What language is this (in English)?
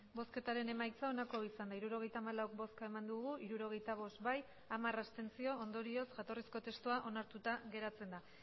Basque